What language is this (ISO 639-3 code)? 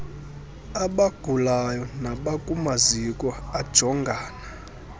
xho